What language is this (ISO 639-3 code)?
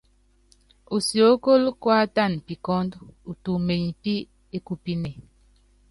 yav